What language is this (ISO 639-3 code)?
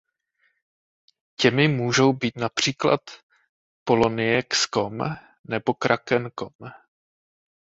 ces